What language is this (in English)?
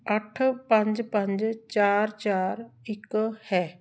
Punjabi